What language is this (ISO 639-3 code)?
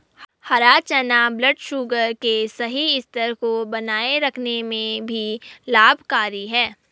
hin